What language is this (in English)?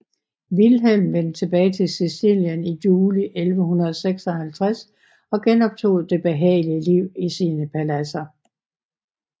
Danish